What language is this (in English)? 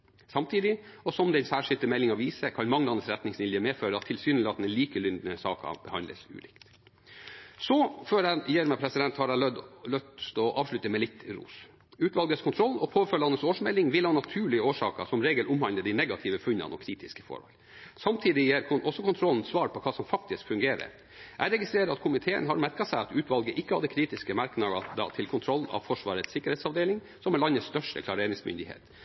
Norwegian Bokmål